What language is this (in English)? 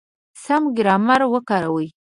Pashto